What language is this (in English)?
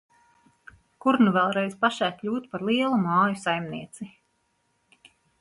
Latvian